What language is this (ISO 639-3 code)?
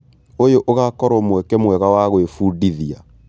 kik